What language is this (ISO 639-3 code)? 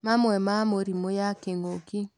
kik